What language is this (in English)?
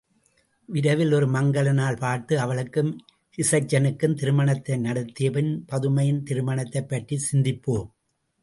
Tamil